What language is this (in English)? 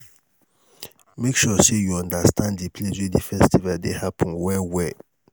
Nigerian Pidgin